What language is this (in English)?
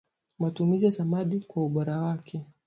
Swahili